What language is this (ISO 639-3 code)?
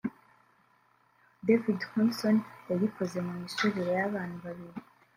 kin